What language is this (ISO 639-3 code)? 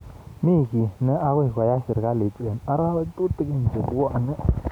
kln